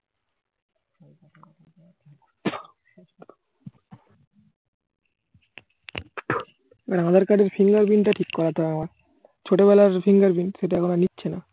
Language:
Bangla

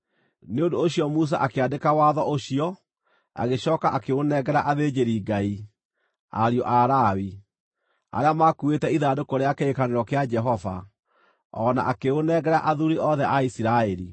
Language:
Kikuyu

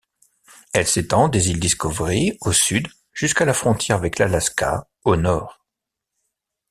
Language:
French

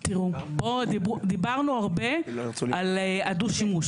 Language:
Hebrew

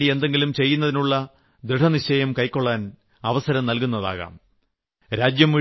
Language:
Malayalam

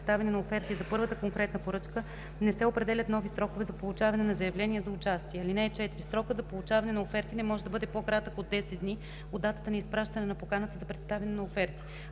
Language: Bulgarian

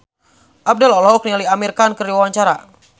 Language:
Sundanese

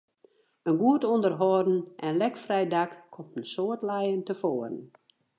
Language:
Western Frisian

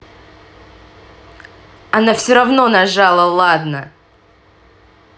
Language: Russian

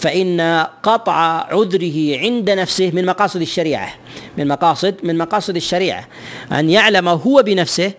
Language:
Arabic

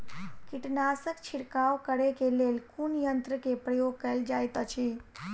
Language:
Maithili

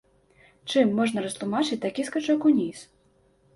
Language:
Belarusian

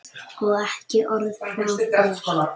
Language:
Icelandic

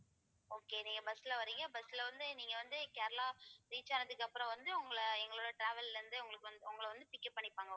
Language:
Tamil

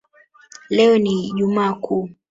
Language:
Swahili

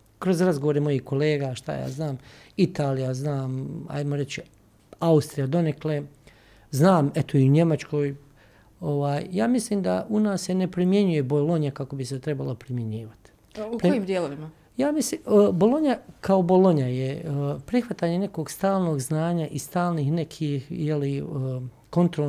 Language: Croatian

